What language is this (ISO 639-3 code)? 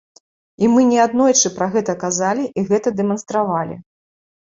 bel